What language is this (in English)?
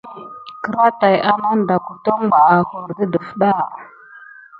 Gidar